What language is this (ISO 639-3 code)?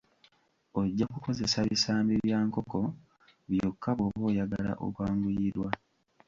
lug